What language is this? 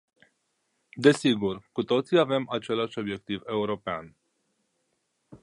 Romanian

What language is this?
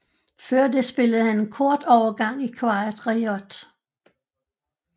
Danish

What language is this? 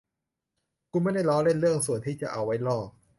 Thai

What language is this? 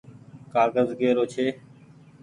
Goaria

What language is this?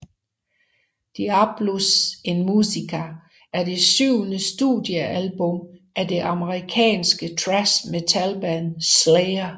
Danish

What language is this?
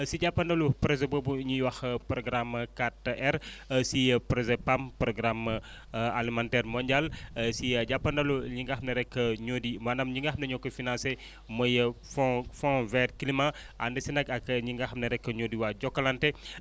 Wolof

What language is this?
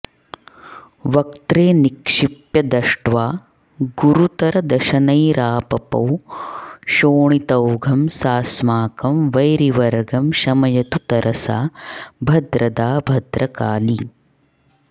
Sanskrit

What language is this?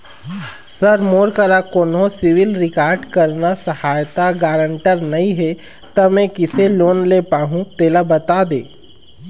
Chhattisgarhi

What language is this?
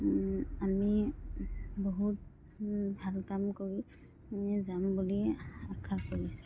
Assamese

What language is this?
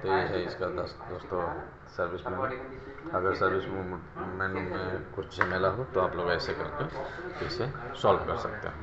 Hindi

